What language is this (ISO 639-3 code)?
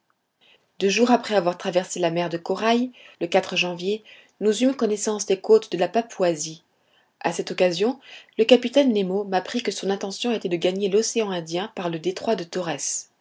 fra